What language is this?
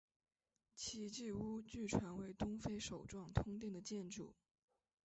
Chinese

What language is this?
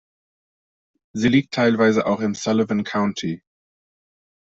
German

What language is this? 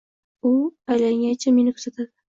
Uzbek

